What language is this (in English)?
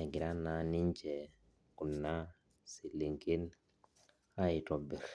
Masai